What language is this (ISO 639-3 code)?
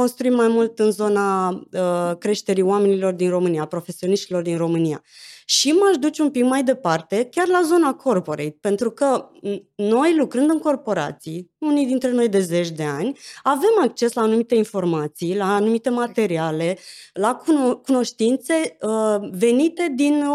ron